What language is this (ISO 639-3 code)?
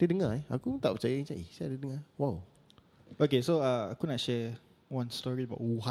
msa